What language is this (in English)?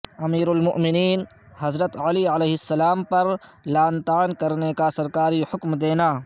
Urdu